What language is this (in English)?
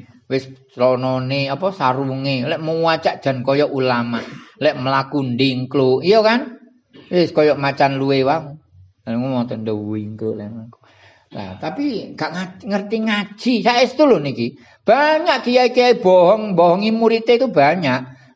Indonesian